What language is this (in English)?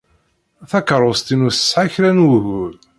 Kabyle